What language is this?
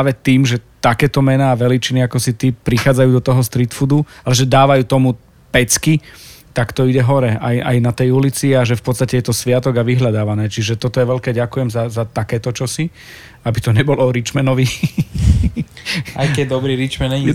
Slovak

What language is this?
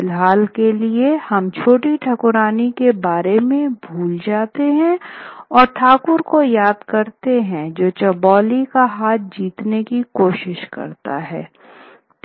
Hindi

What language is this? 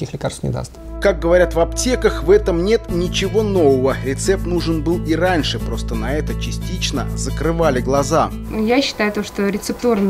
Russian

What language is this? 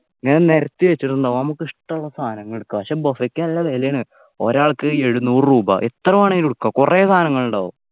Malayalam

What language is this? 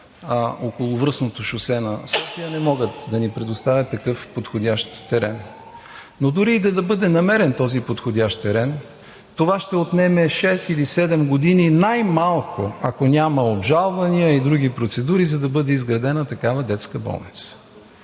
Bulgarian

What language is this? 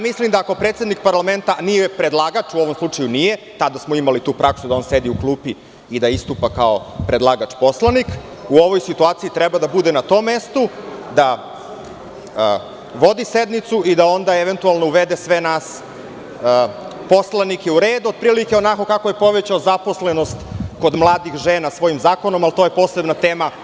Serbian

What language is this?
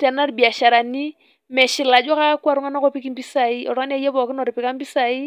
Masai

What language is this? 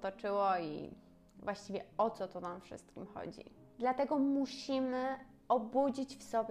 Polish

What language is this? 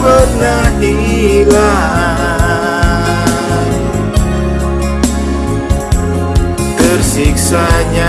Indonesian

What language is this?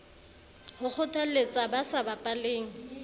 Southern Sotho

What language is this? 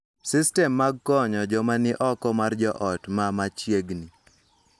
Luo (Kenya and Tanzania)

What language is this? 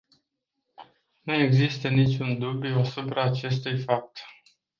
Romanian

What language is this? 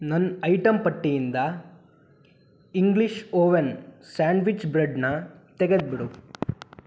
Kannada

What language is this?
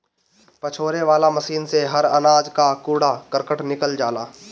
Bhojpuri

